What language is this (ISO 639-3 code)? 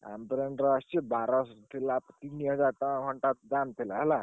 ori